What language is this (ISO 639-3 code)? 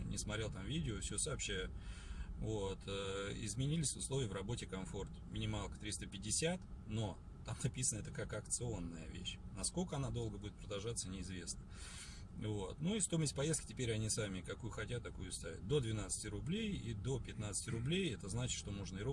rus